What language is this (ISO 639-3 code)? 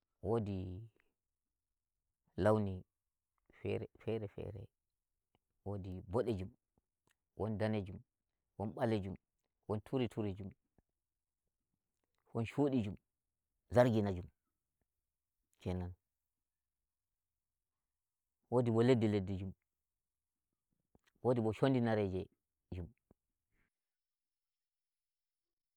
fuv